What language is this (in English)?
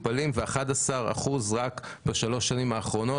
Hebrew